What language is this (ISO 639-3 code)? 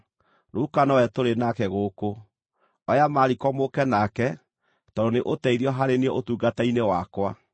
kik